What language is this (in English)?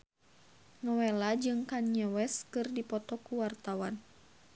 Sundanese